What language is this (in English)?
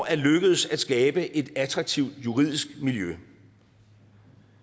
Danish